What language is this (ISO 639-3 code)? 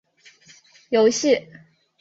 zho